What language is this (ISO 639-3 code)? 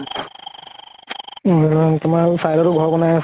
asm